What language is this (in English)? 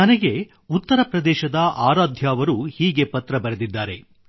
Kannada